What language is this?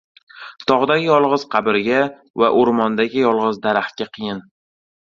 Uzbek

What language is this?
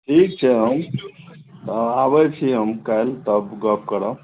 Maithili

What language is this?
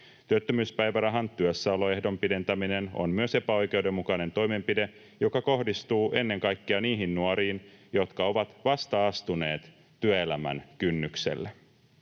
Finnish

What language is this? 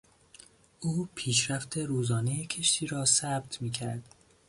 Persian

